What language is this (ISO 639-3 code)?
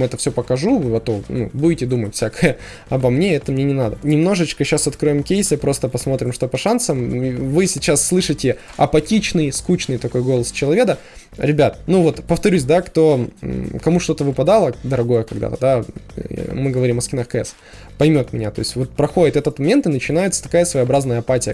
rus